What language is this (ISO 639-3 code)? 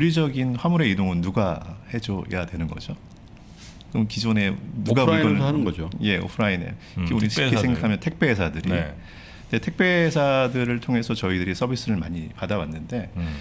kor